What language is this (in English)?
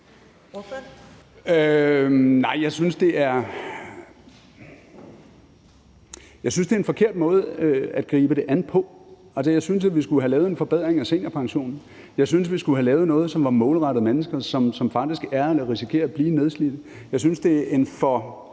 Danish